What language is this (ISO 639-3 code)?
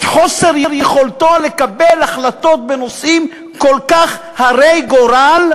heb